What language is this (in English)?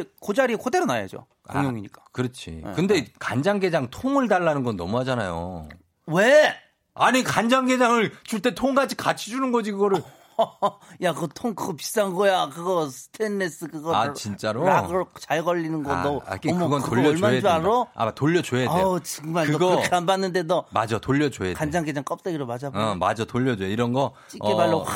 Korean